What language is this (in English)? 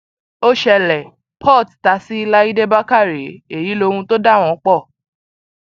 Yoruba